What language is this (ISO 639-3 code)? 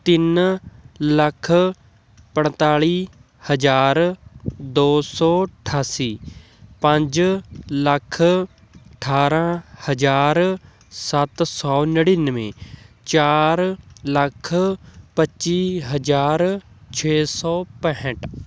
pan